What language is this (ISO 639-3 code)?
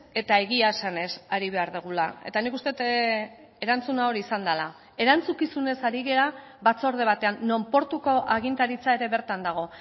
eus